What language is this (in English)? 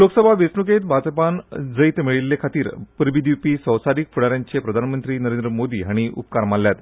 Konkani